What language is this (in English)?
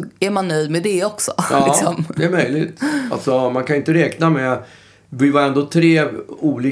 Swedish